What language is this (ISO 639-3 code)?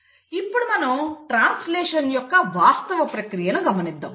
tel